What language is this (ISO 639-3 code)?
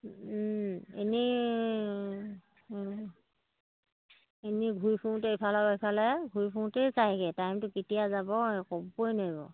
asm